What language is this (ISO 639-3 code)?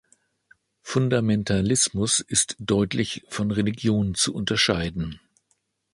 deu